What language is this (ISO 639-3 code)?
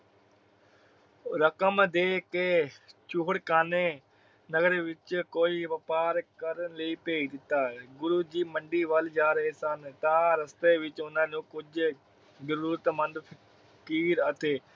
pan